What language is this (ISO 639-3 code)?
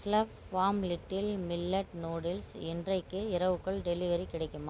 tam